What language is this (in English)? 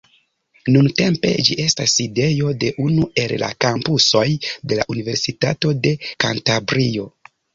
Esperanto